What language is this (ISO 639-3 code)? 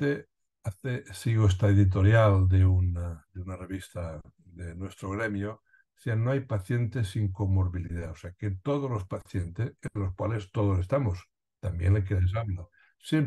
spa